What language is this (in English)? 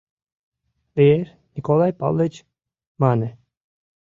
Mari